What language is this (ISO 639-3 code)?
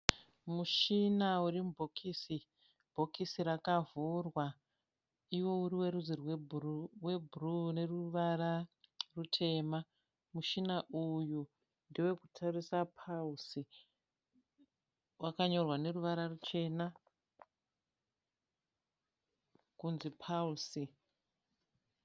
sna